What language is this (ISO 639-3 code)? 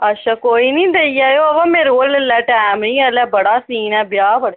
doi